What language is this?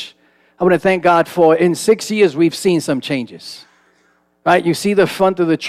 English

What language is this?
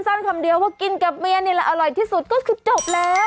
Thai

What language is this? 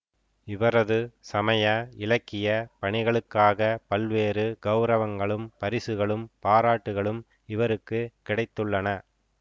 Tamil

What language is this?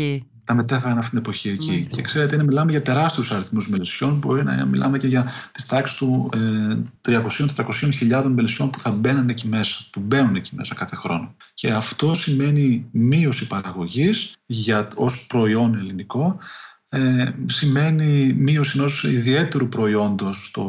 Greek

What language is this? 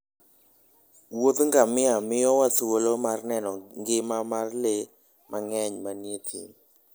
Luo (Kenya and Tanzania)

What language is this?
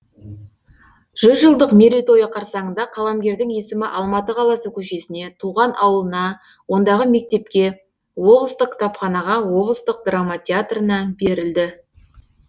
Kazakh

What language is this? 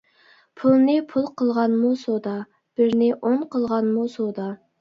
Uyghur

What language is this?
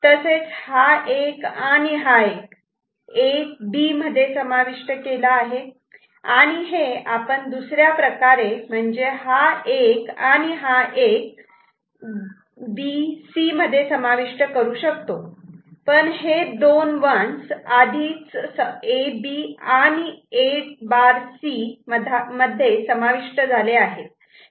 Marathi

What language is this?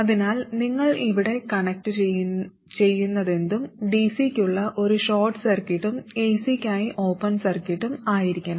Malayalam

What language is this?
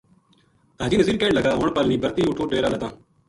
Gujari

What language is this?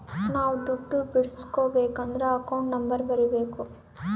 Kannada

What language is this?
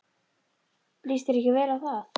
Icelandic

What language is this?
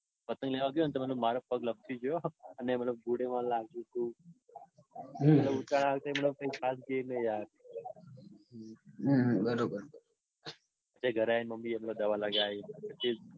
Gujarati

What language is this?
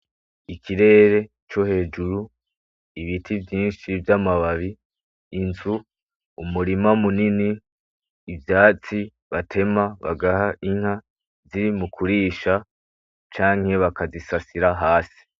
Rundi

